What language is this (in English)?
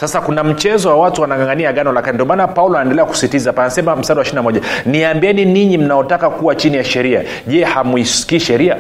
Swahili